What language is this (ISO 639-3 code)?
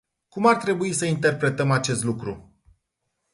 ron